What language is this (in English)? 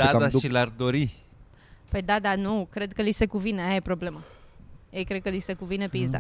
Romanian